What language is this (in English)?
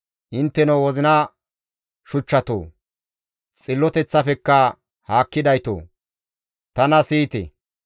Gamo